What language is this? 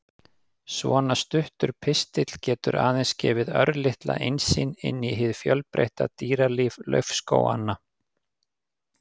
Icelandic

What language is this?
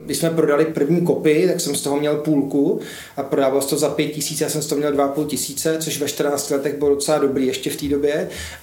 Czech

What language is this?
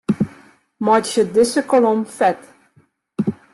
Western Frisian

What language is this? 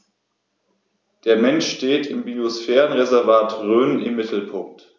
German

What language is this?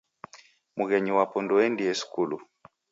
Taita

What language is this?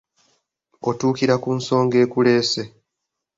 Ganda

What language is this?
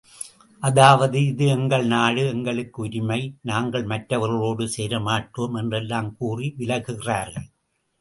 Tamil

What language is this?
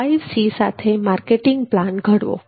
Gujarati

